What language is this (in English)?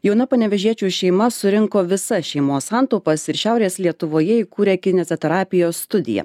Lithuanian